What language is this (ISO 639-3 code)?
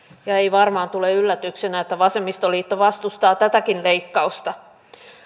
fin